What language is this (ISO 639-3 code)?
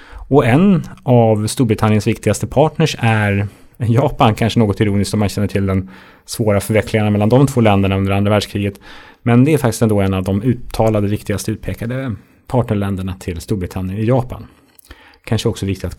swe